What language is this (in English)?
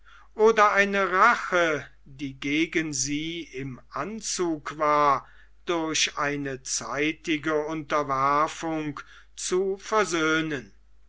German